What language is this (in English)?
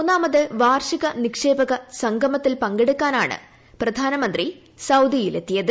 Malayalam